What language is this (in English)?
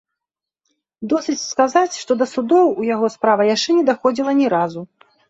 Belarusian